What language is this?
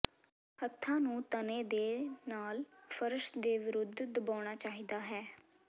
Punjabi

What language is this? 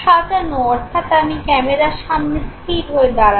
Bangla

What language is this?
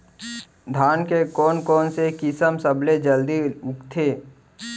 Chhattisgarhi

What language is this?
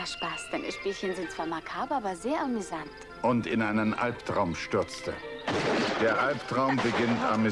German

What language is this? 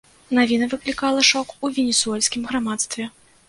Belarusian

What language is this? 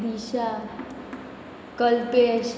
Konkani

